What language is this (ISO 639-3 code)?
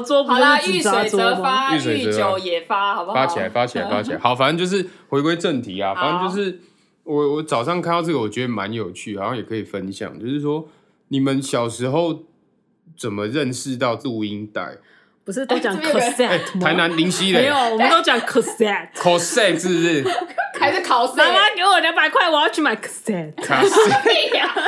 zho